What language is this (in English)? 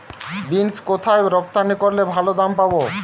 Bangla